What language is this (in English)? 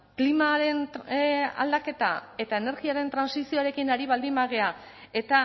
Basque